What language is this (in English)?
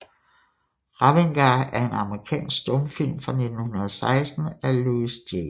Danish